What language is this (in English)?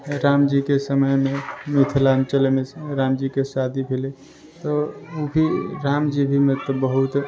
Maithili